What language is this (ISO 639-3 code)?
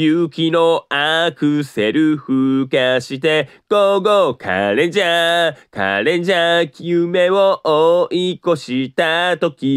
jpn